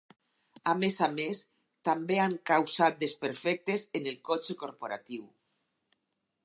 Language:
Catalan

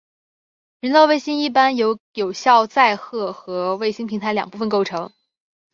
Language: Chinese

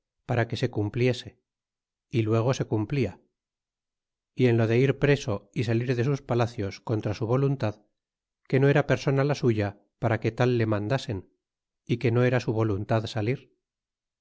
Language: Spanish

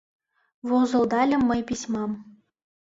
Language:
Mari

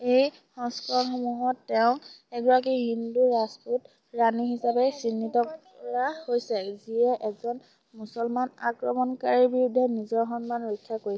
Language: Assamese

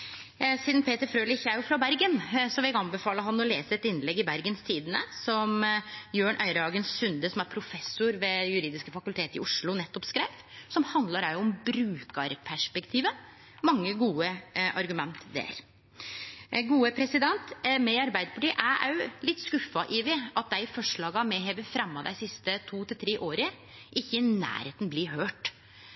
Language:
Norwegian Nynorsk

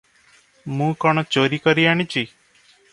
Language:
Odia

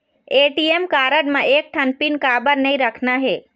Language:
Chhattisgarhi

